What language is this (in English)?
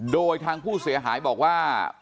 Thai